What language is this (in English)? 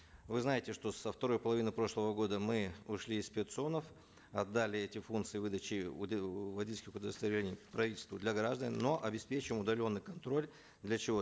Kazakh